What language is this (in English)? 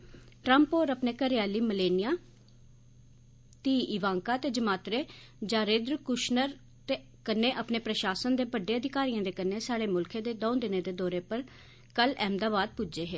Dogri